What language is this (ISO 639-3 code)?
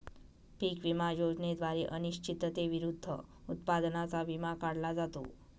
mar